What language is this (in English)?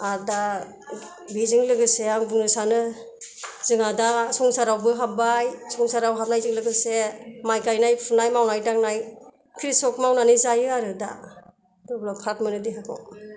Bodo